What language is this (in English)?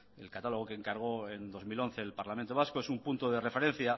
Spanish